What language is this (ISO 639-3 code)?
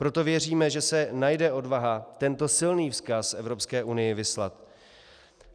ces